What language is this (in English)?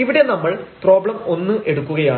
Malayalam